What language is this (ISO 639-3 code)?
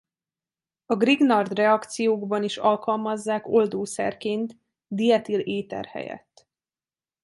hun